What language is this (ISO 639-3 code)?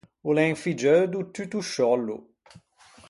lij